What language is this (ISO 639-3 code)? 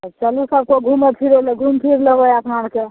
mai